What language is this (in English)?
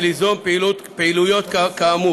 Hebrew